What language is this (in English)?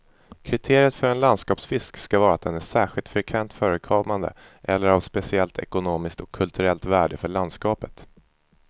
Swedish